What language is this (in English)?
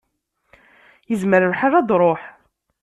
Kabyle